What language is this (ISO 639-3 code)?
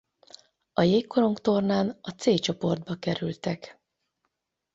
hun